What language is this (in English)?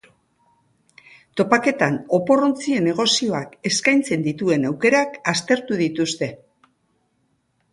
Basque